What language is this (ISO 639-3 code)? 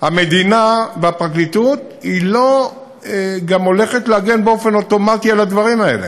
heb